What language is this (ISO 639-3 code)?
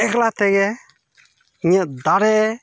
sat